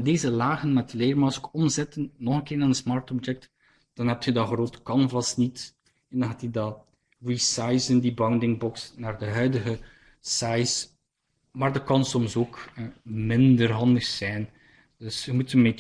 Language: Dutch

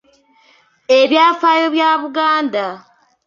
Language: Ganda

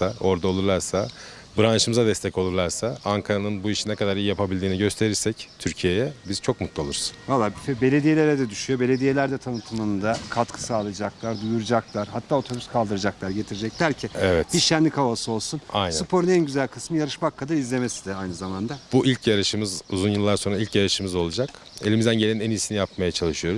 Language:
Turkish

